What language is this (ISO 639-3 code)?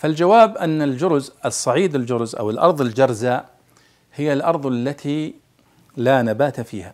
ara